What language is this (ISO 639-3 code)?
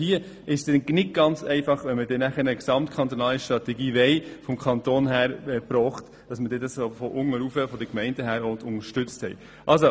gsw